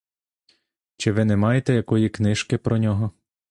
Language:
Ukrainian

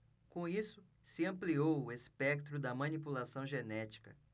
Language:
Portuguese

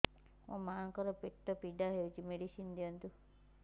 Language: Odia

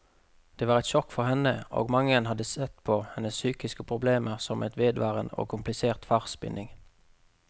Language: Norwegian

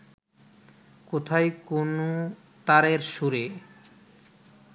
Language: Bangla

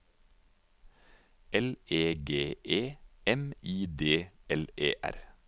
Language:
Norwegian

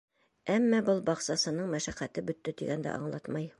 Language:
Bashkir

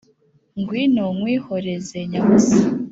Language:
Kinyarwanda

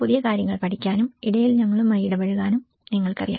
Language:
Malayalam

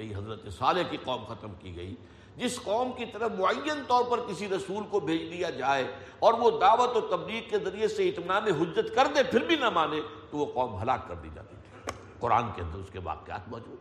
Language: Urdu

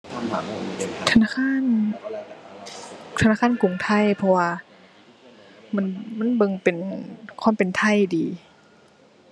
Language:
Thai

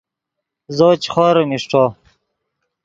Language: Yidgha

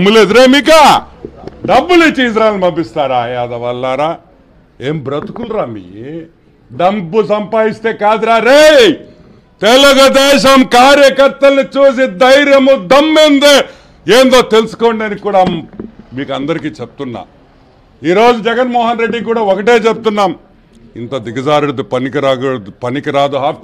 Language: Telugu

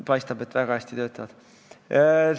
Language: Estonian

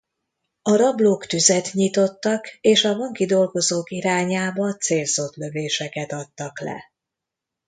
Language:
Hungarian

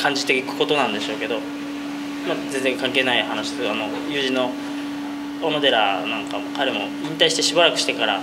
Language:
Japanese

